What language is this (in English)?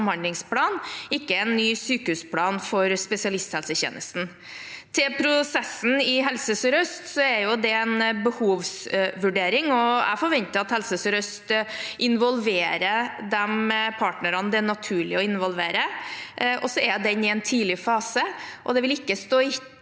Norwegian